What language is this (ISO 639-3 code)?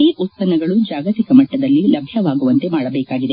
kan